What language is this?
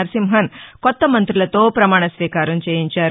Telugu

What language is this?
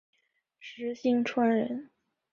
Chinese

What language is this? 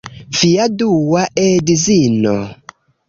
Esperanto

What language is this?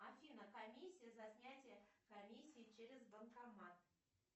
Russian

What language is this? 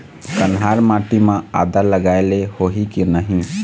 Chhattisgarhi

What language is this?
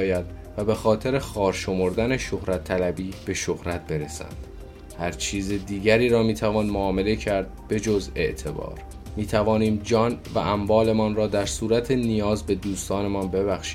Persian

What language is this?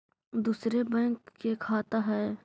Magahi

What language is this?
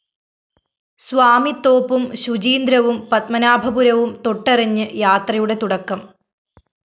Malayalam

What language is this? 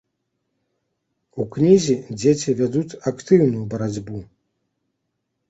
Belarusian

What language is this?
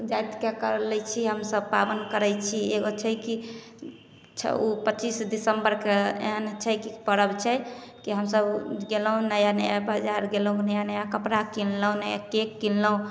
Maithili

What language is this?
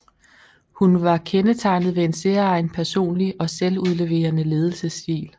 Danish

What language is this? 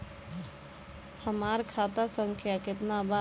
Bhojpuri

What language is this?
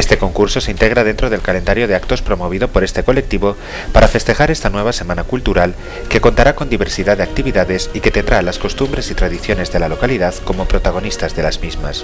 Spanish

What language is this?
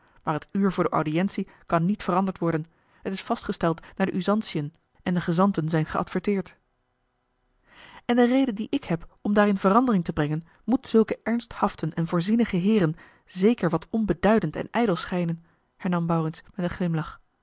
Dutch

